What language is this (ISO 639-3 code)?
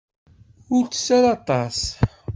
kab